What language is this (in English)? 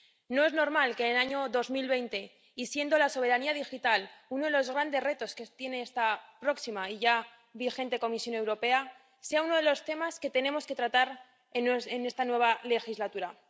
Spanish